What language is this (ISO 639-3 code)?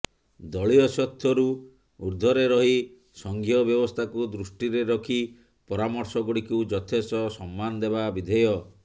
ori